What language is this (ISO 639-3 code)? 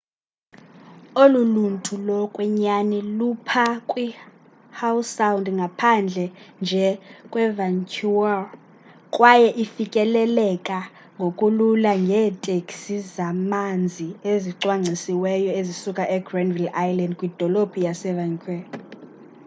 xho